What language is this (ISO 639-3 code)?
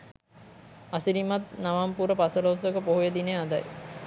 sin